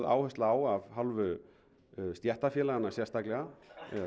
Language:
Icelandic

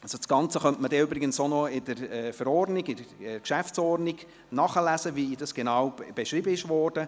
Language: Swiss German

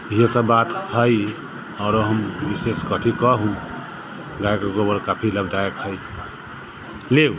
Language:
Maithili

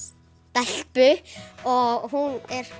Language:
Icelandic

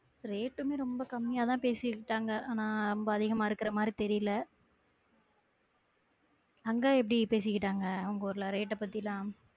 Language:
Tamil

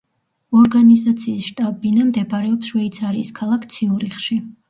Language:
Georgian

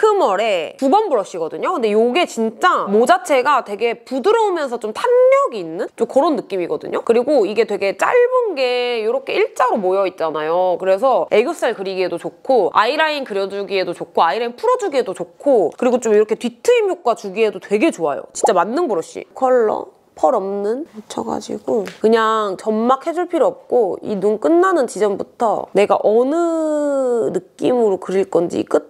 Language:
Korean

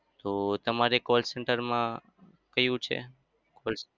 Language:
Gujarati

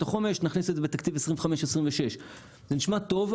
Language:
Hebrew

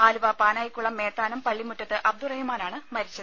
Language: Malayalam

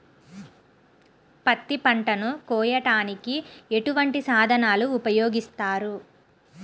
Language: Telugu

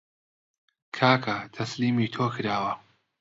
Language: Central Kurdish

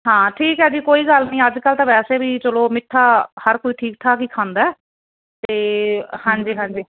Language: Punjabi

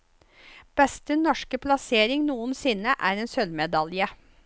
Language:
Norwegian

